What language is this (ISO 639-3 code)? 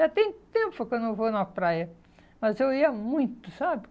por